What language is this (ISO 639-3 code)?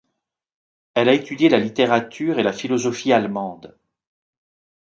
fra